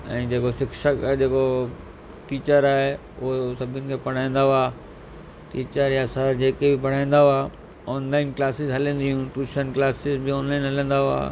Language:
Sindhi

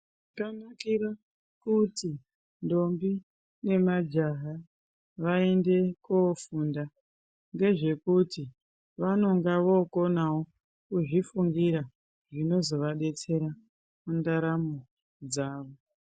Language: Ndau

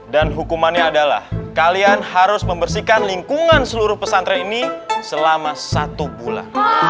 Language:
Indonesian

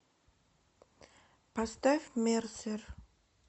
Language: Russian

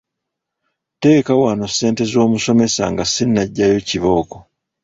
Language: Ganda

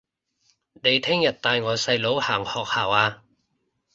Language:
Cantonese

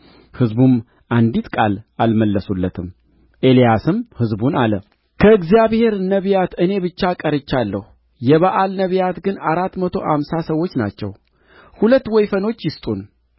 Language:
Amharic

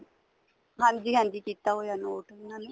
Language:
Punjabi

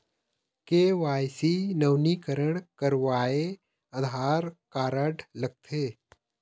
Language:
Chhattisgarhi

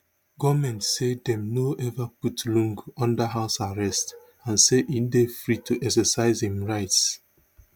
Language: Nigerian Pidgin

